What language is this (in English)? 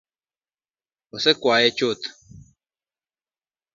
Luo (Kenya and Tanzania)